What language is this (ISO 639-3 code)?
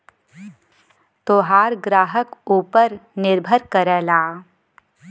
bho